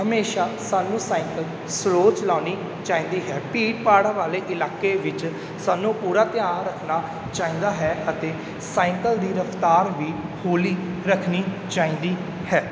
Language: Punjabi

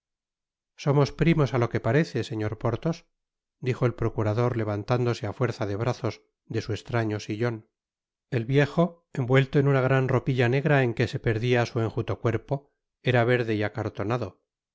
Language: Spanish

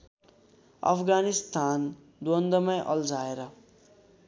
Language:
Nepali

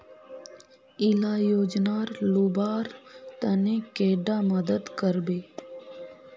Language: Magahi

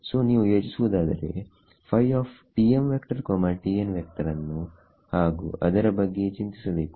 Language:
Kannada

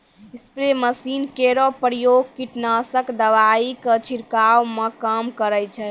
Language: Maithili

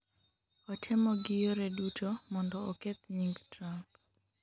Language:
Luo (Kenya and Tanzania)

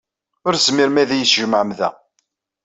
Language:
Kabyle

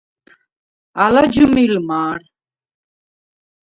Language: Svan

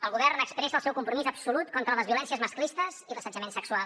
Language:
Catalan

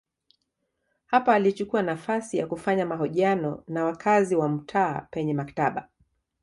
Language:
Swahili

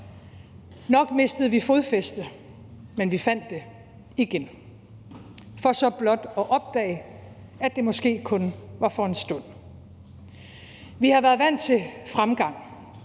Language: Danish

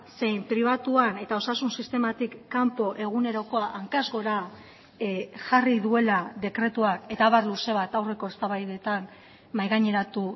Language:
Basque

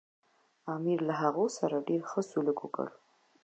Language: Pashto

